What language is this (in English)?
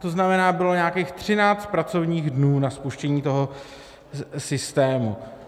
Czech